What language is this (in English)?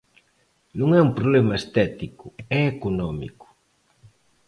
Galician